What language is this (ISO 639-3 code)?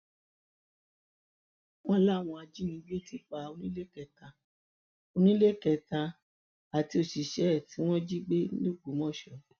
yor